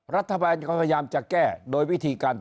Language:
Thai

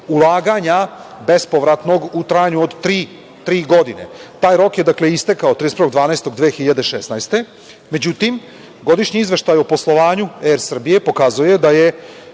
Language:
Serbian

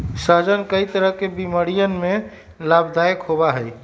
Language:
Magahi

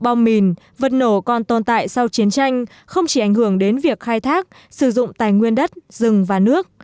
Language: Vietnamese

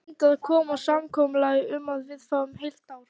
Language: Icelandic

